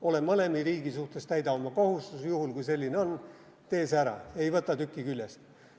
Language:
Estonian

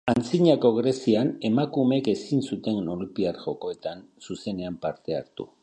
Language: Basque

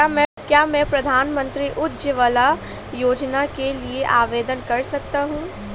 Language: Hindi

